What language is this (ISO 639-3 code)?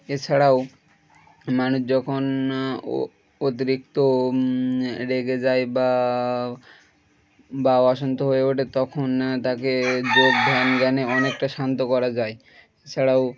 ben